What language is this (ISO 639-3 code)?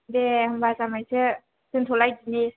brx